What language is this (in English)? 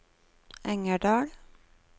Norwegian